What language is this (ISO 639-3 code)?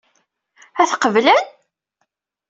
kab